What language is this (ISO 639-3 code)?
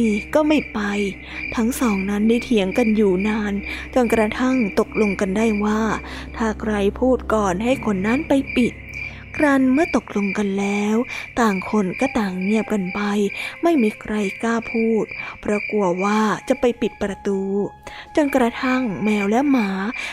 tha